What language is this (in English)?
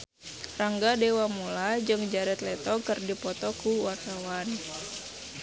Sundanese